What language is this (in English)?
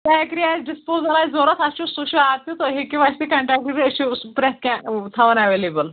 Kashmiri